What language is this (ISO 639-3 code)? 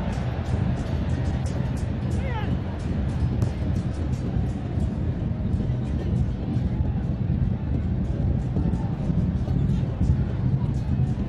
vie